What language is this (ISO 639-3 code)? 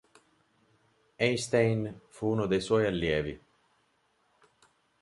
ita